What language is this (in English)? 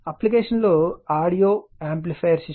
Telugu